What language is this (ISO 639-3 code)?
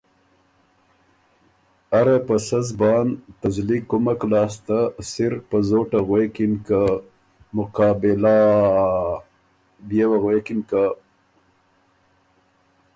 oru